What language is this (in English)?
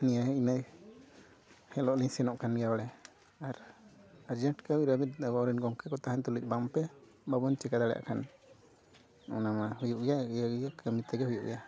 Santali